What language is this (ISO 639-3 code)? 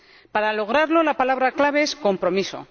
spa